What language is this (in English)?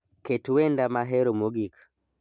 Luo (Kenya and Tanzania)